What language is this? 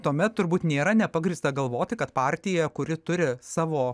Lithuanian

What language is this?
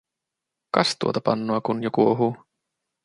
Finnish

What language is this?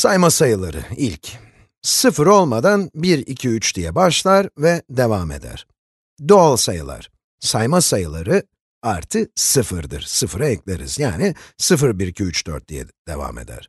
Turkish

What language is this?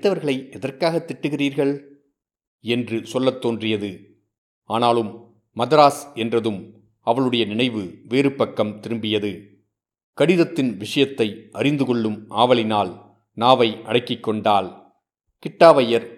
Tamil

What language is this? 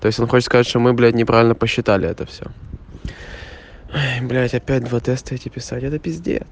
Russian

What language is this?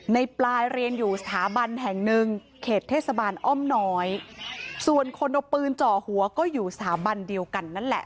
Thai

